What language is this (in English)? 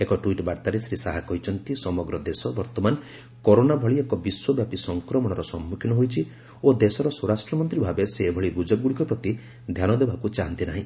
Odia